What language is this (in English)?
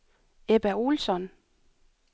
Danish